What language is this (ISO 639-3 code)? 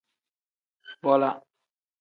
kdh